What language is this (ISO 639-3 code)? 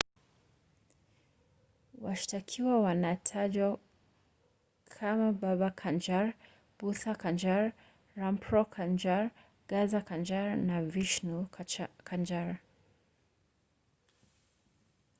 swa